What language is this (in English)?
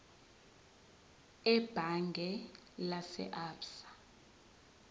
Zulu